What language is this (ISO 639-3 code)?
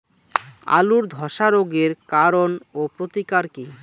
ben